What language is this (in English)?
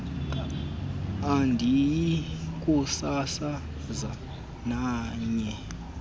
Xhosa